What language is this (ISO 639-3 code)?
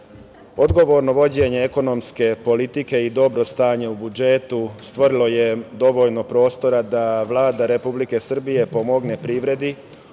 srp